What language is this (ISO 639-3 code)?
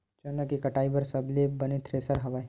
hne